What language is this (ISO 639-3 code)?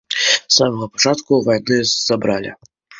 bel